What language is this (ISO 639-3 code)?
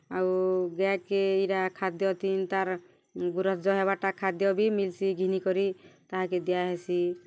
ori